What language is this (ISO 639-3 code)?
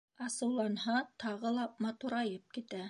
bak